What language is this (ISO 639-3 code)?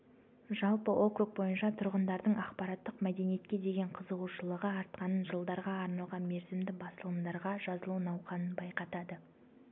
kaz